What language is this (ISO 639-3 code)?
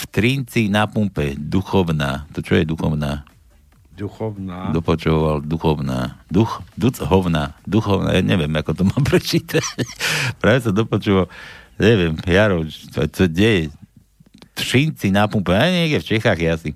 slk